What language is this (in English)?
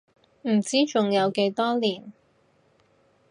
Cantonese